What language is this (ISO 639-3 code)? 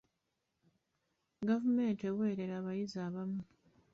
lug